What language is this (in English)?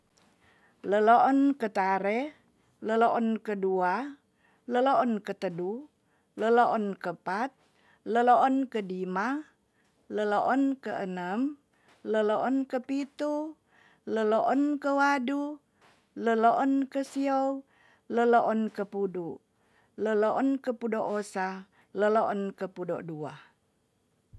Tonsea